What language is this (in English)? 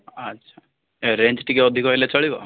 Odia